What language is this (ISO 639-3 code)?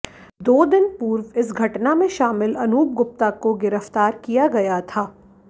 hin